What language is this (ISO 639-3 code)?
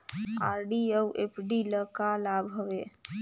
hne